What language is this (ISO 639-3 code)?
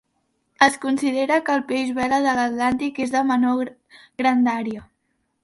cat